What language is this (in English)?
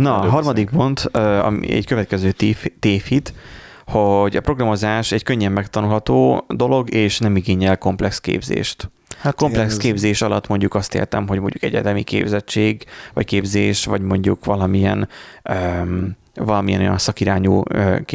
Hungarian